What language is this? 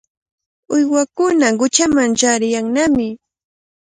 Cajatambo North Lima Quechua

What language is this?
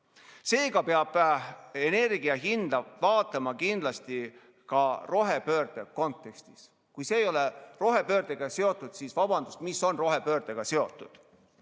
Estonian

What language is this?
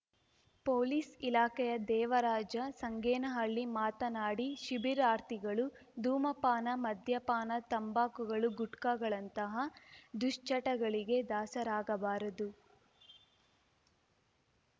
Kannada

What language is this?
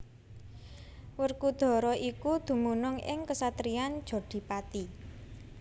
Javanese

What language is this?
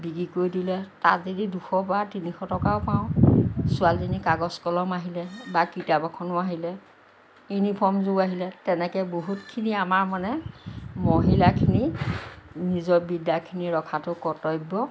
Assamese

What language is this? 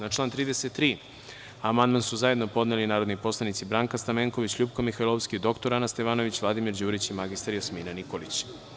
Serbian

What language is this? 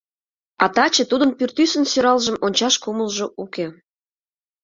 Mari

